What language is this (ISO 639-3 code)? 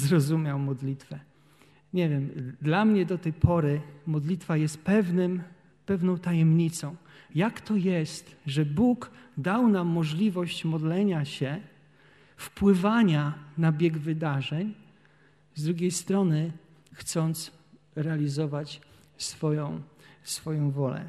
pol